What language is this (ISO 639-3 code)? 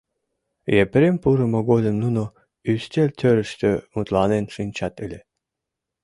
chm